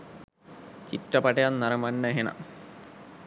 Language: Sinhala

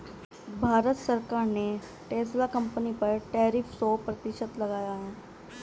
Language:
Hindi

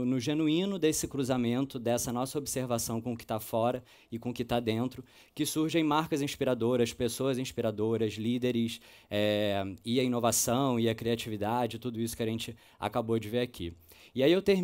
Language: Portuguese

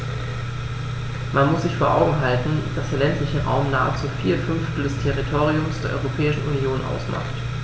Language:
German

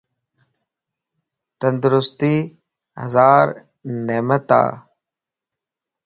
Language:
Lasi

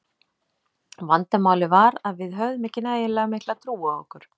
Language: Icelandic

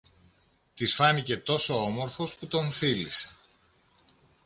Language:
Greek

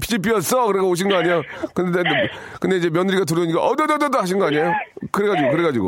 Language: Korean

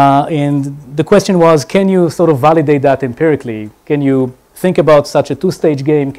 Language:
English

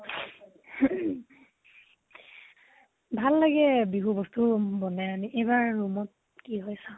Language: Assamese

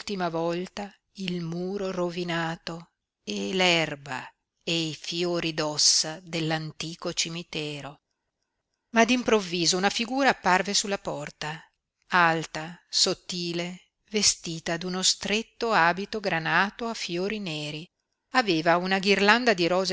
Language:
Italian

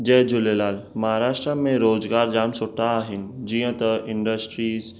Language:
Sindhi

